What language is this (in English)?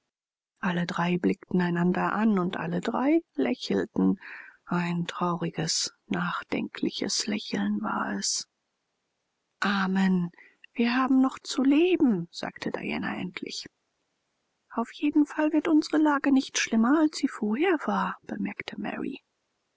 German